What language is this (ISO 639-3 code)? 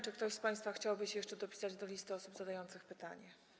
pol